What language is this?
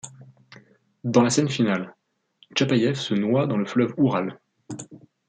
French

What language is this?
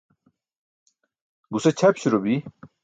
Burushaski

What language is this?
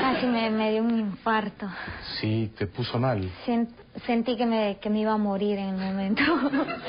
Spanish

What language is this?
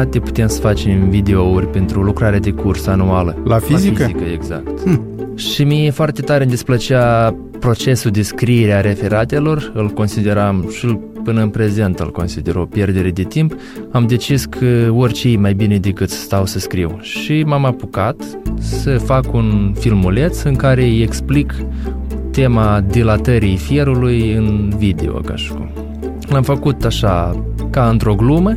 Romanian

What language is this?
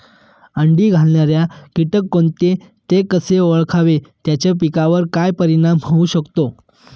Marathi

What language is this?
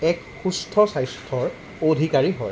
Assamese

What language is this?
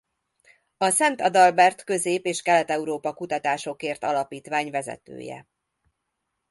Hungarian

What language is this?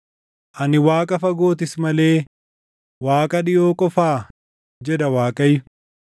Oromo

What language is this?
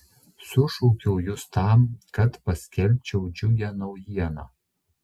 Lithuanian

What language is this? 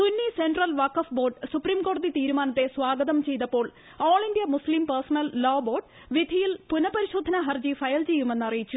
Malayalam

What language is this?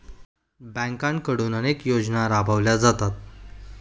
Marathi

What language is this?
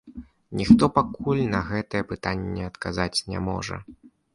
Belarusian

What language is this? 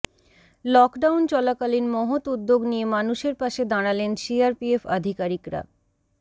Bangla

